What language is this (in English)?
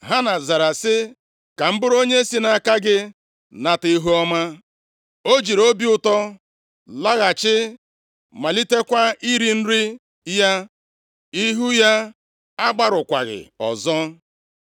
Igbo